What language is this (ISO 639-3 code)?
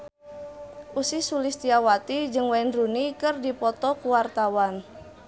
sun